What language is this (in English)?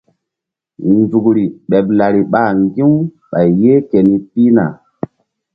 Mbum